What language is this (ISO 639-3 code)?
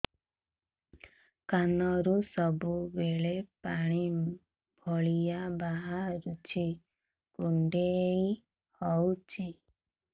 ori